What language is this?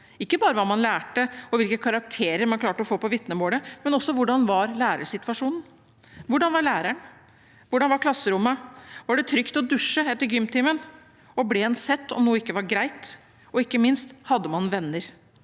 Norwegian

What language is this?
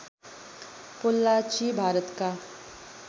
Nepali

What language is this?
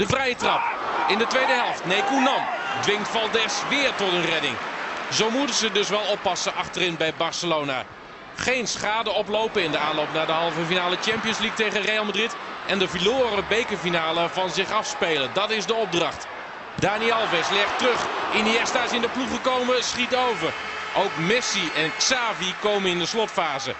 Dutch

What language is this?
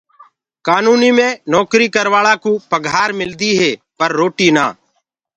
Gurgula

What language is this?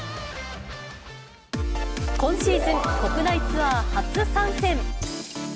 Japanese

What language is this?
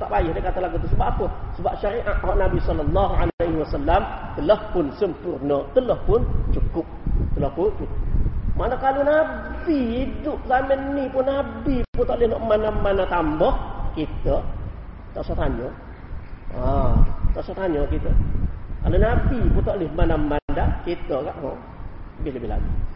Malay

